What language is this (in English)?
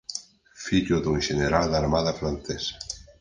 Galician